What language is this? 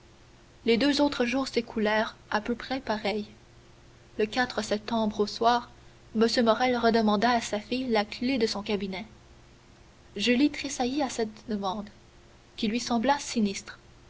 French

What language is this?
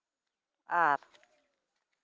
Santali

